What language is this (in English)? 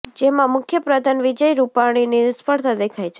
Gujarati